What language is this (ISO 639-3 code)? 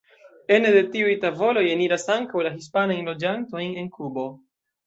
epo